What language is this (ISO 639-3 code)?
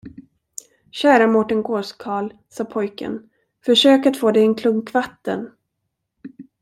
swe